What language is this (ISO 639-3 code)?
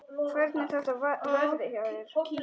isl